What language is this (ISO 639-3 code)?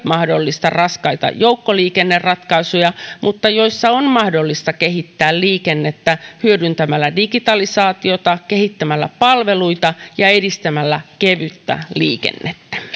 fin